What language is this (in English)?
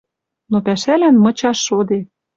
Western Mari